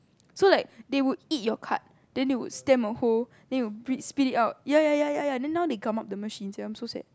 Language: English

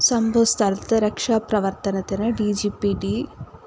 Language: Malayalam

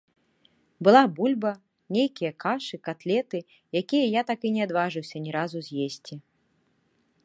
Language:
Belarusian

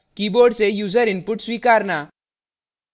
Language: Hindi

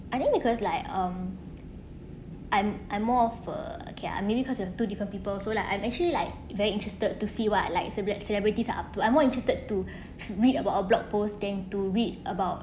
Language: English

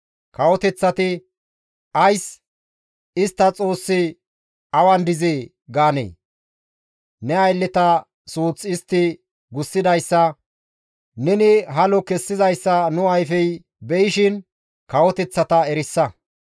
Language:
Gamo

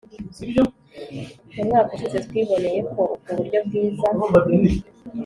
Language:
Kinyarwanda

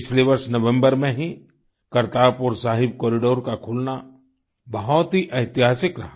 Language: Hindi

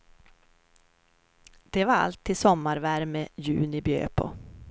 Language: Swedish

